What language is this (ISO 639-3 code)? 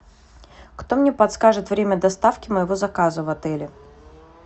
rus